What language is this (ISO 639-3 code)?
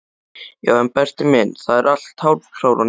isl